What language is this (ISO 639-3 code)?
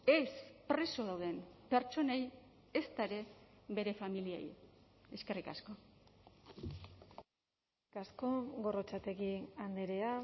eus